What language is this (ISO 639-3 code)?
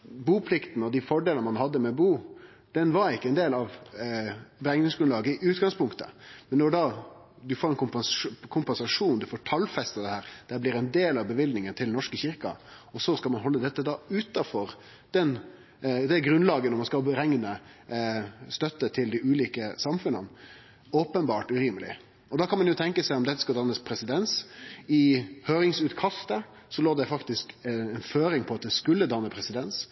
nno